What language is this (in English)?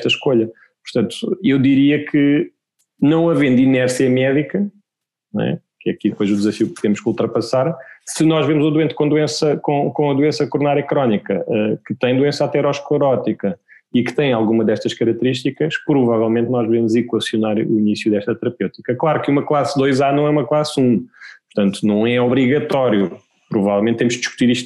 Portuguese